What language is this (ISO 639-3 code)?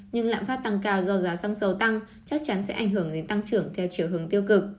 vie